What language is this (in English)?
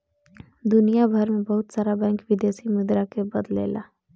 Bhojpuri